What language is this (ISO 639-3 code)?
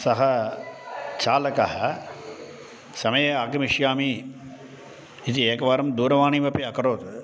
san